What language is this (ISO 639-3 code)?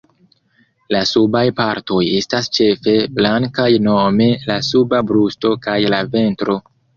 epo